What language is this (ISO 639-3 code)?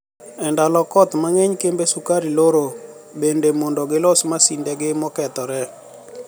luo